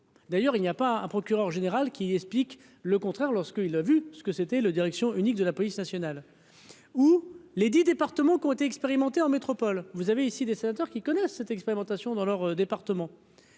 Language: French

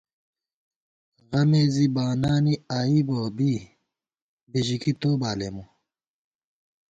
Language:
Gawar-Bati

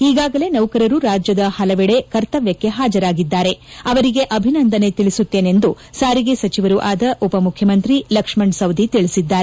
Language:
Kannada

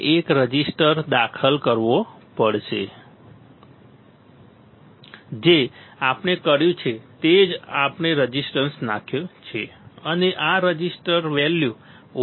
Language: Gujarati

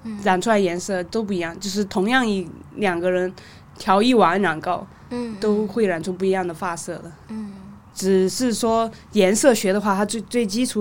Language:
Chinese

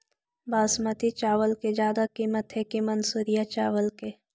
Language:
Magahi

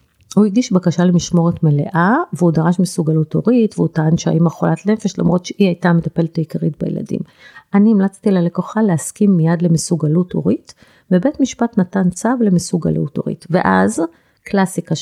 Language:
Hebrew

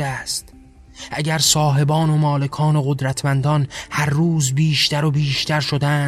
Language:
Persian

